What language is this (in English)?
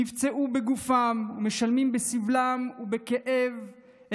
Hebrew